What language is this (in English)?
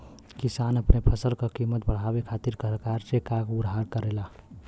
Bhojpuri